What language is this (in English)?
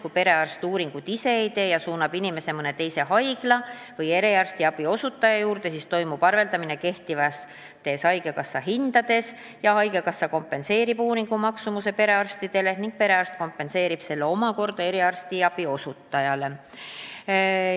Estonian